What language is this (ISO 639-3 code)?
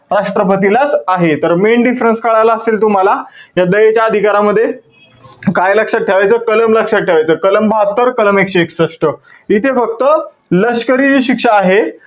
mar